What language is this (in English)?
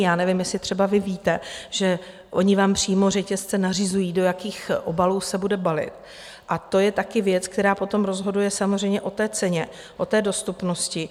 Czech